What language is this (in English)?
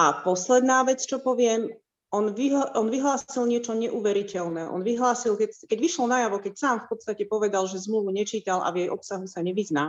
Slovak